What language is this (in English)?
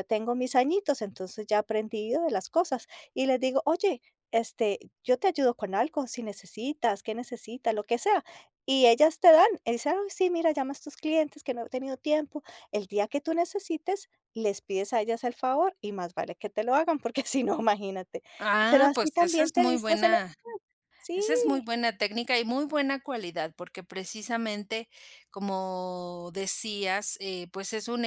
Spanish